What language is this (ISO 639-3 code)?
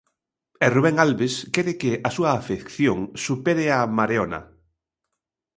glg